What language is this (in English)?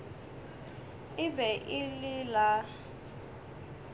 Northern Sotho